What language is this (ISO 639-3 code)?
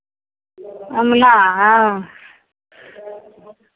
mai